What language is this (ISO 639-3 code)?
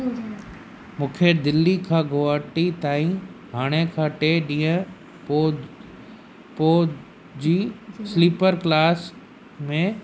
snd